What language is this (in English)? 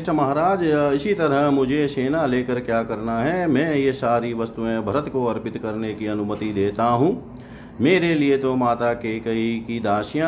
Hindi